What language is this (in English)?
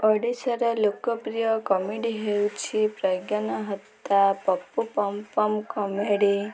Odia